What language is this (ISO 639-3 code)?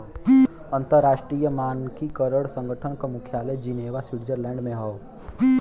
bho